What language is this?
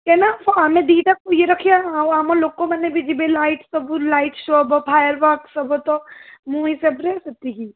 Odia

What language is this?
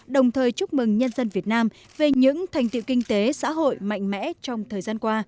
Vietnamese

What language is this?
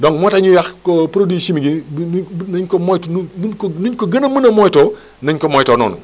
Wolof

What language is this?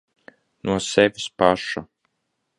Latvian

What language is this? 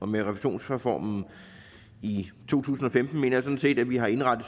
Danish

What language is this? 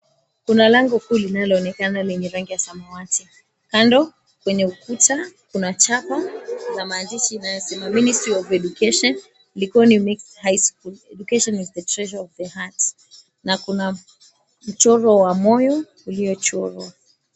Swahili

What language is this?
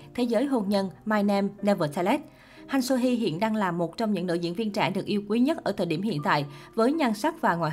Vietnamese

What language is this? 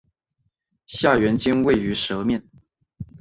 Chinese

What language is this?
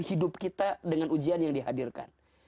Indonesian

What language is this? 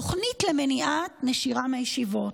Hebrew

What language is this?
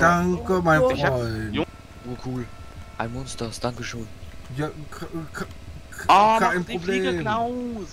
German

